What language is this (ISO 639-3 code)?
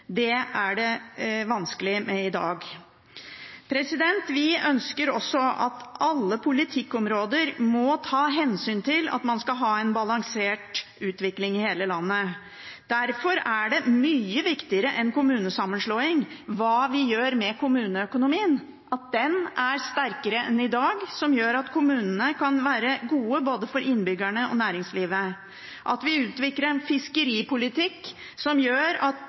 nob